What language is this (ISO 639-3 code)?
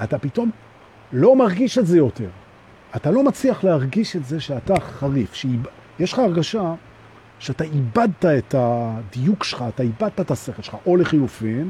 heb